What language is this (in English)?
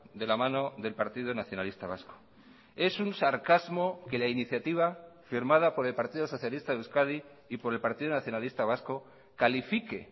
Spanish